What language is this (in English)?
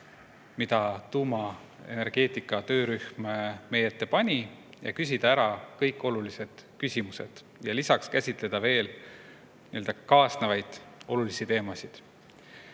Estonian